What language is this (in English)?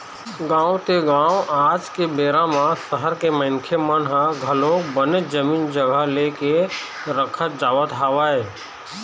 Chhattisgarhi